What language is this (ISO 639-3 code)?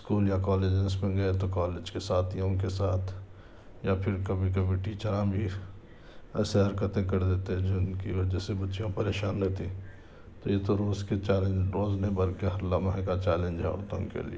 urd